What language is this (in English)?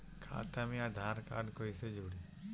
Bhojpuri